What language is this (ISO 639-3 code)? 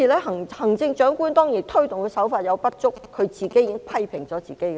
yue